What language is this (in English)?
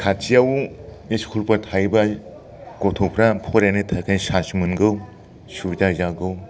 Bodo